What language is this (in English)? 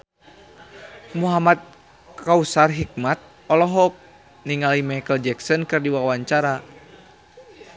Sundanese